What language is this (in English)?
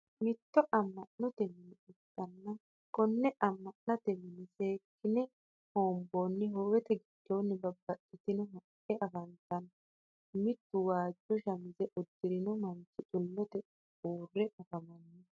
Sidamo